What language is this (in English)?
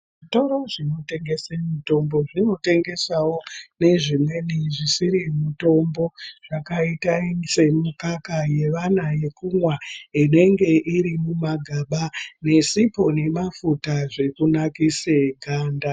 Ndau